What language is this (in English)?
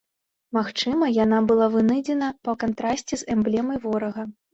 Belarusian